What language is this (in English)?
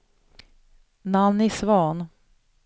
Swedish